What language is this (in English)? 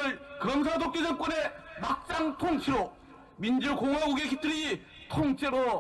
Korean